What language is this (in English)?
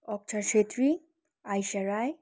Nepali